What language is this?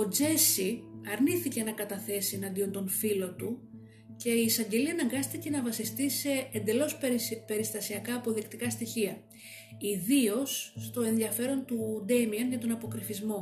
Greek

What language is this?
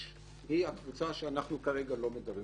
Hebrew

